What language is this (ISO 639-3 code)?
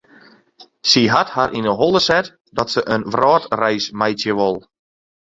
fry